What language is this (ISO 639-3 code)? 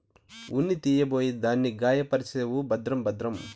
tel